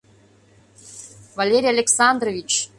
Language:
Mari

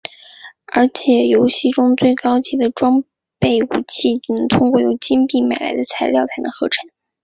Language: Chinese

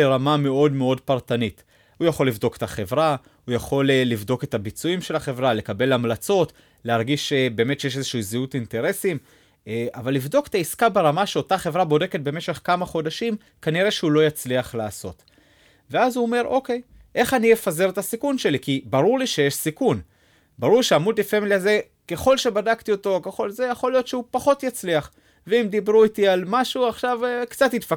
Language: Hebrew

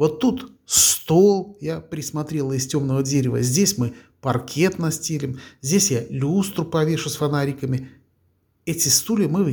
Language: Russian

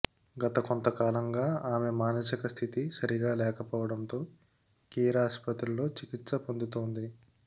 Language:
Telugu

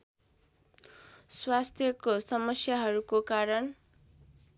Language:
Nepali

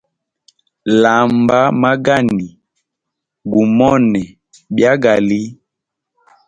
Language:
Hemba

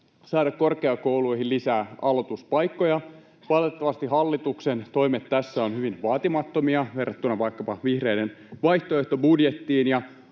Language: Finnish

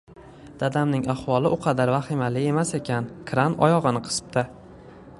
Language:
Uzbek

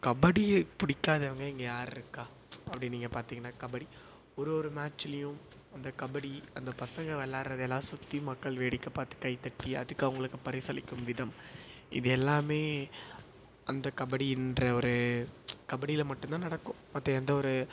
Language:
Tamil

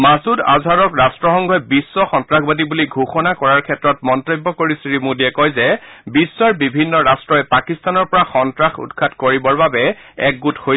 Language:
Assamese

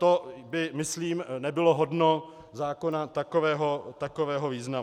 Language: Czech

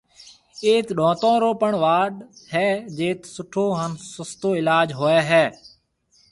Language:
Marwari (Pakistan)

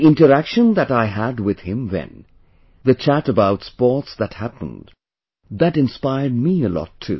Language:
English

